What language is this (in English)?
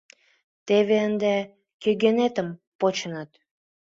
Mari